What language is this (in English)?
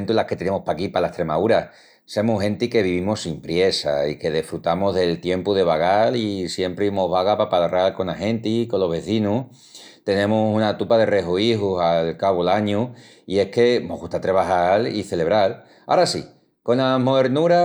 Extremaduran